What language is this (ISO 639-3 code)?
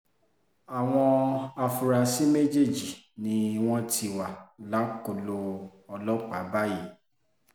yor